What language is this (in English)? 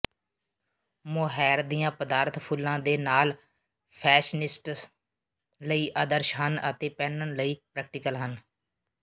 Punjabi